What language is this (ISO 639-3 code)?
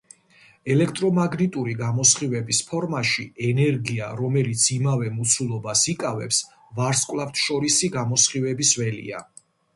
kat